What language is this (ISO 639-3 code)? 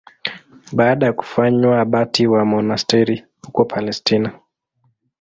swa